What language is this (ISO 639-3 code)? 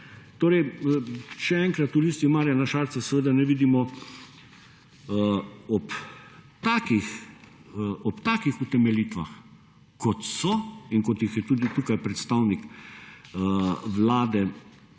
slv